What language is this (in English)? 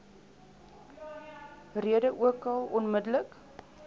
Afrikaans